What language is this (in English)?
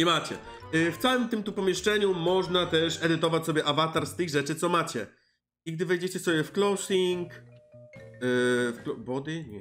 Polish